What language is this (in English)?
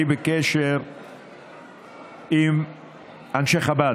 Hebrew